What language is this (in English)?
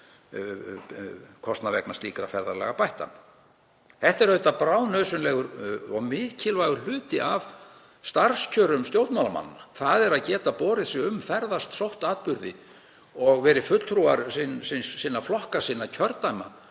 Icelandic